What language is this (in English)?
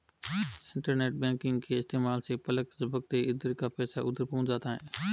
Hindi